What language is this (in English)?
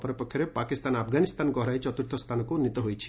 Odia